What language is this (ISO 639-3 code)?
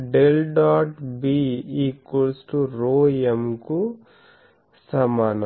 tel